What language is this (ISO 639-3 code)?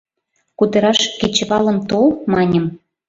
chm